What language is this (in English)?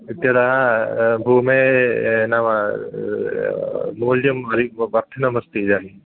Sanskrit